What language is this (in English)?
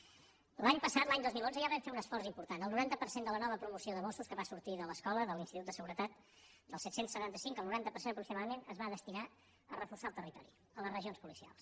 Catalan